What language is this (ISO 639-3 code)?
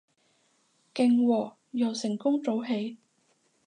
yue